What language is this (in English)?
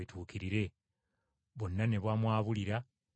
Ganda